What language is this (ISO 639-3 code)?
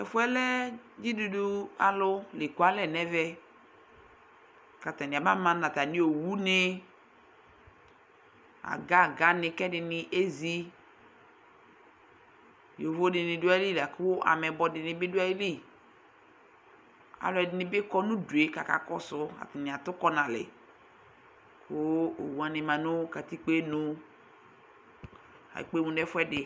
kpo